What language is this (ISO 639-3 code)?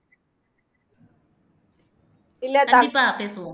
tam